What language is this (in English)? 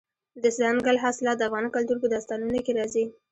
Pashto